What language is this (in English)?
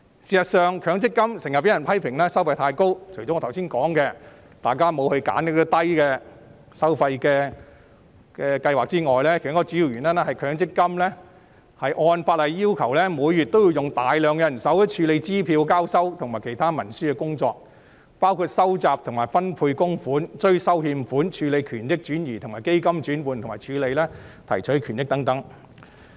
Cantonese